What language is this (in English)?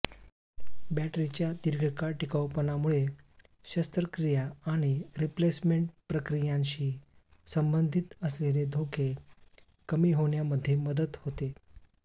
Marathi